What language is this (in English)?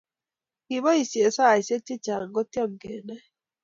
Kalenjin